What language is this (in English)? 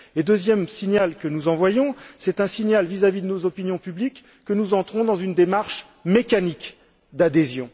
French